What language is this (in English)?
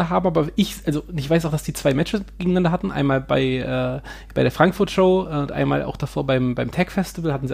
German